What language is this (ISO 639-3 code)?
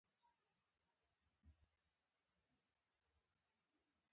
pus